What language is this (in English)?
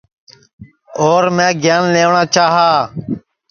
Sansi